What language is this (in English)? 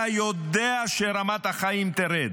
Hebrew